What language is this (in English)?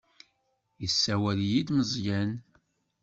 Kabyle